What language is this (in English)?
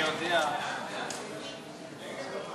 Hebrew